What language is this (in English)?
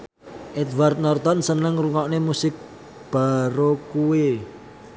Javanese